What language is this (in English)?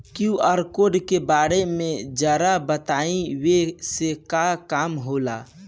Bhojpuri